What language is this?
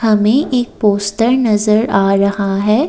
Hindi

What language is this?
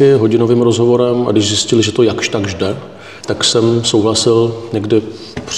Czech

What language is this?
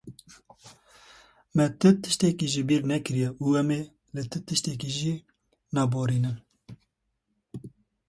Kurdish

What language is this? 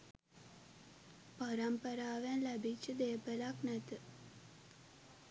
Sinhala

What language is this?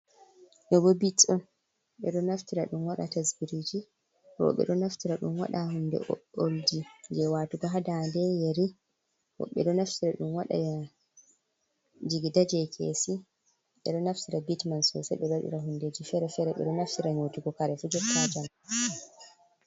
Fula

